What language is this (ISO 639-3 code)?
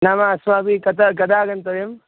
san